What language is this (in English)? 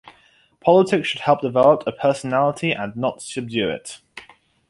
English